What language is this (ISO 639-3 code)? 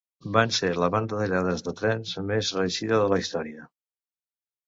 cat